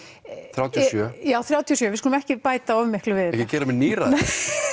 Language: Icelandic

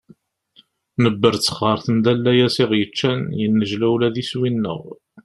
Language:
Kabyle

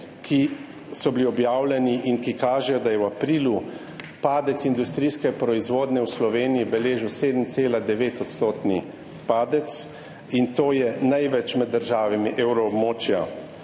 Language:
Slovenian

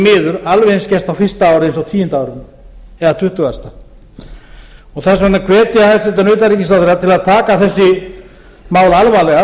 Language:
Icelandic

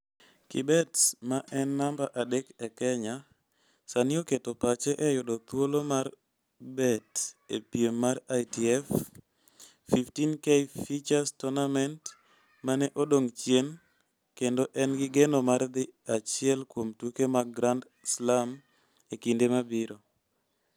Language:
Luo (Kenya and Tanzania)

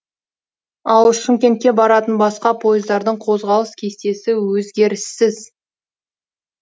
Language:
Kazakh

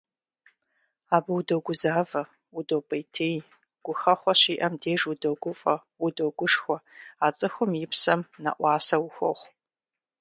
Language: Kabardian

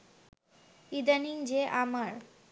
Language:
Bangla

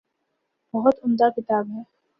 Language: Urdu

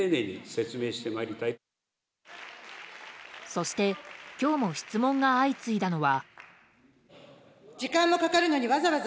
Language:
Japanese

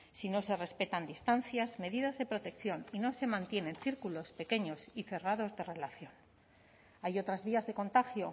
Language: Spanish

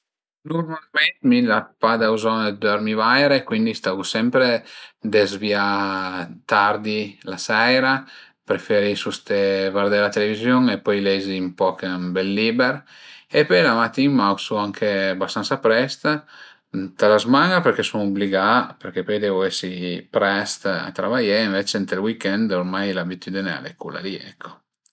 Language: Piedmontese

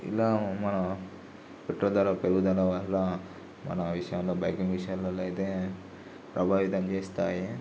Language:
Telugu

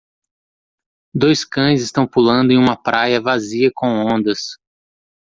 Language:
Portuguese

